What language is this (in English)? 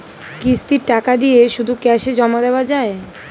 Bangla